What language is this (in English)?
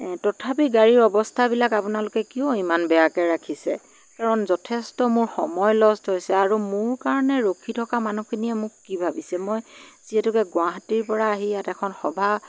Assamese